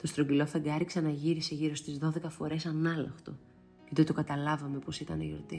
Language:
Greek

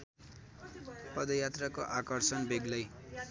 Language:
Nepali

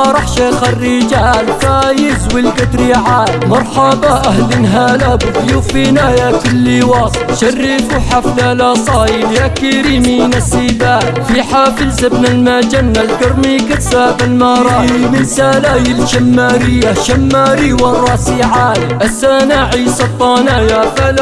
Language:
Arabic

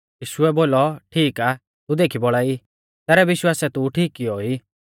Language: Mahasu Pahari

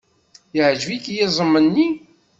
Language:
Kabyle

